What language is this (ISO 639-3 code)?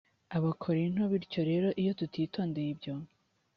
kin